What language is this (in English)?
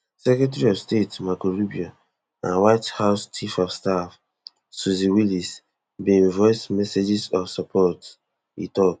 Nigerian Pidgin